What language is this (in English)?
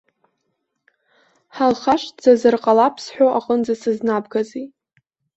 Abkhazian